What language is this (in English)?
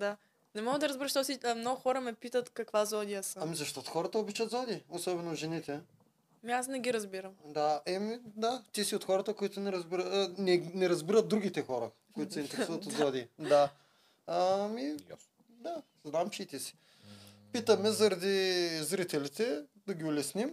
Bulgarian